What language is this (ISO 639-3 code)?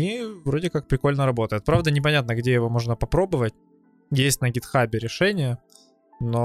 rus